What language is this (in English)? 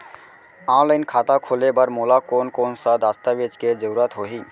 Chhattisgarhi